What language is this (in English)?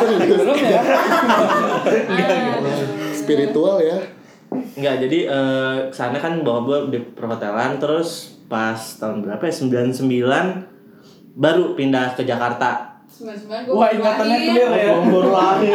Indonesian